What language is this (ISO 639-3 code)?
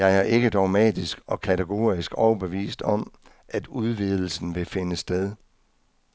dan